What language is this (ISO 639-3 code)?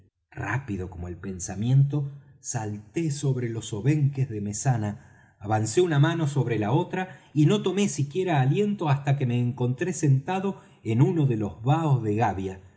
spa